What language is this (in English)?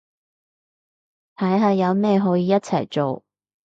Cantonese